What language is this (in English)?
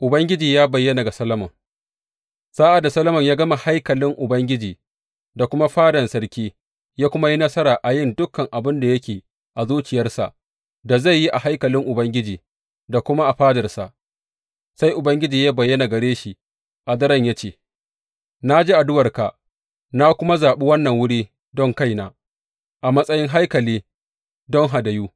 Hausa